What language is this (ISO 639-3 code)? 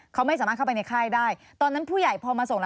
tha